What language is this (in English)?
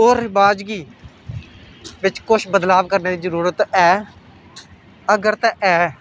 Dogri